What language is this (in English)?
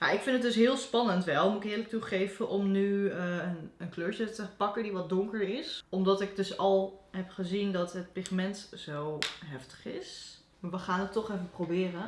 Dutch